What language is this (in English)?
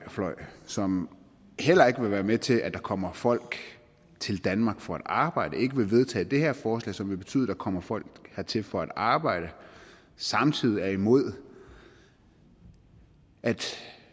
Danish